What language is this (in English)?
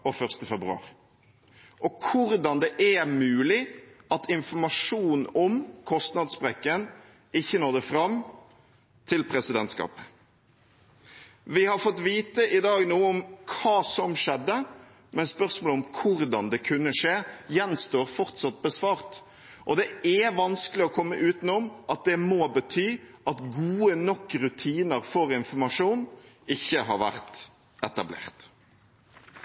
Norwegian Bokmål